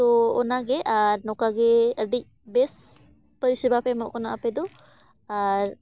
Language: Santali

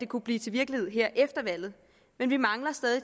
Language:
Danish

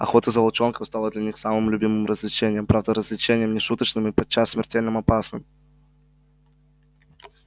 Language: Russian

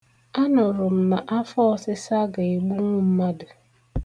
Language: Igbo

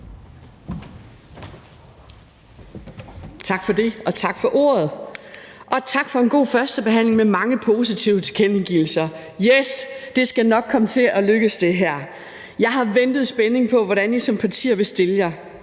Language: Danish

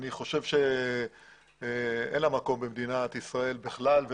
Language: Hebrew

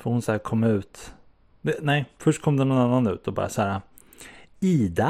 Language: Swedish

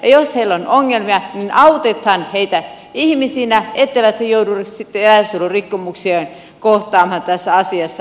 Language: Finnish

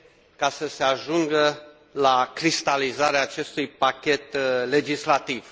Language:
Romanian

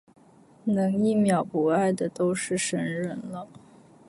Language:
Chinese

